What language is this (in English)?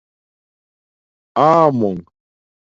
Domaaki